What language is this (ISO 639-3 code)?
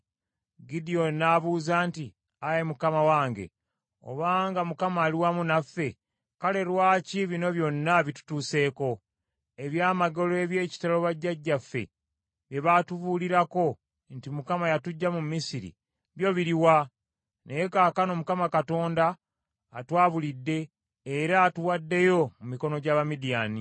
lug